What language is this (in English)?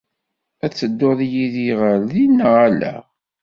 Kabyle